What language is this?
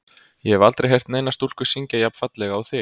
Icelandic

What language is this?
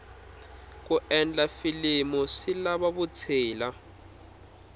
Tsonga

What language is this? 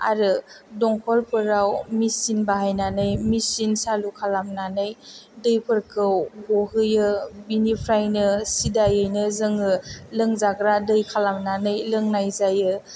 Bodo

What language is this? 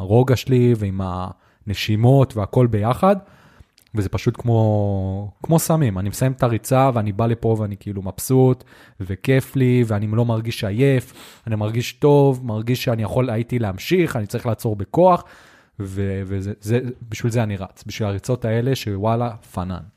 Hebrew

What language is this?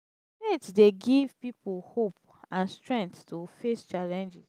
Nigerian Pidgin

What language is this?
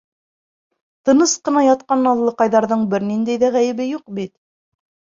Bashkir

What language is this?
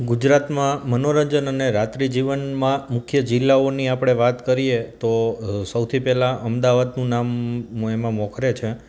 Gujarati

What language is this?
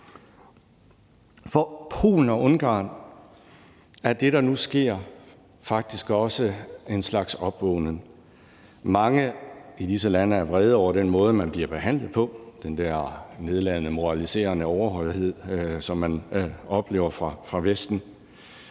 Danish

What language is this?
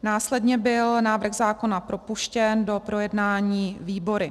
Czech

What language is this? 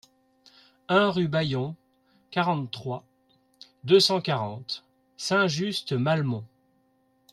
French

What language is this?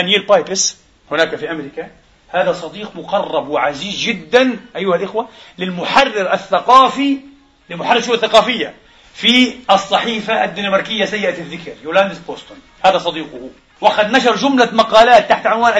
Arabic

